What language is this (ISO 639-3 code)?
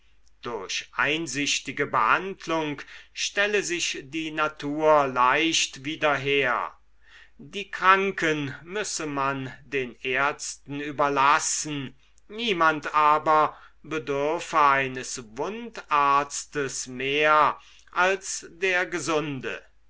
deu